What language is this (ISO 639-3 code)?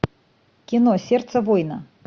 rus